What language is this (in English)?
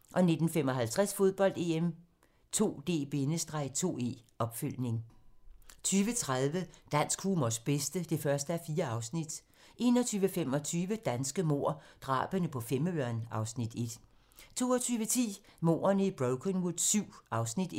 Danish